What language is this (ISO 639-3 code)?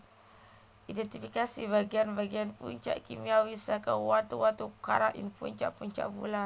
jav